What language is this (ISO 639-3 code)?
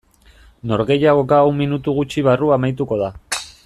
eus